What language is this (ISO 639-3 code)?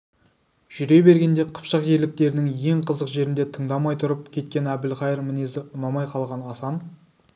kaz